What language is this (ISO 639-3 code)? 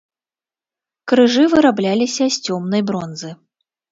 bel